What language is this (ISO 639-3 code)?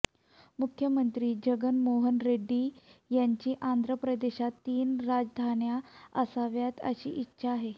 mar